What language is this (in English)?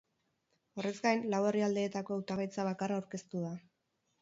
Basque